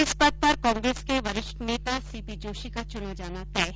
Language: Hindi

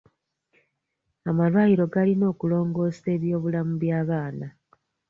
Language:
Ganda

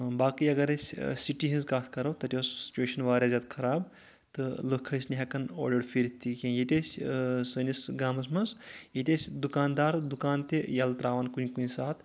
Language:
Kashmiri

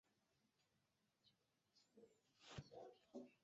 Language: Chinese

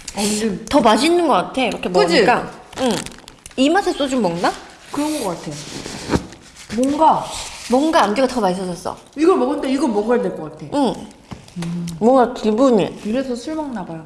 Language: Korean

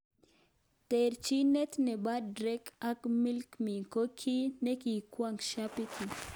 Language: Kalenjin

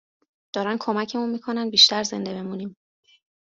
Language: Persian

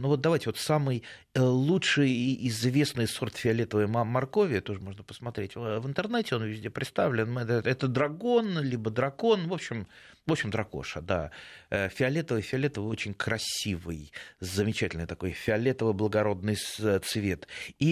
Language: Russian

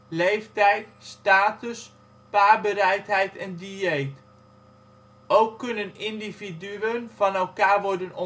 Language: Dutch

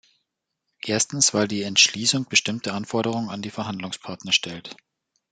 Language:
German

